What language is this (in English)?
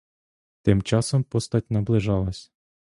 Ukrainian